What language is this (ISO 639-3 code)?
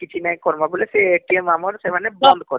ori